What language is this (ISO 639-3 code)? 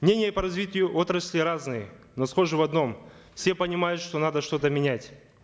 kaz